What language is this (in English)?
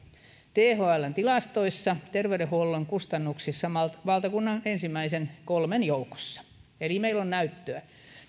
Finnish